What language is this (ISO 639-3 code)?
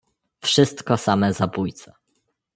pol